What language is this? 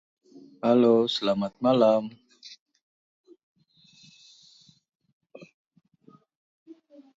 Indonesian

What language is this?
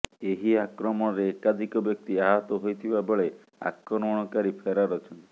Odia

